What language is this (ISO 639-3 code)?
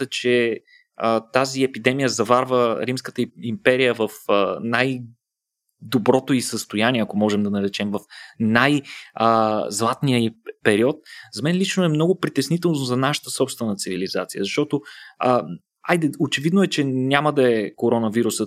bul